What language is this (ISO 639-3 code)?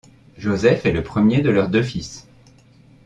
fra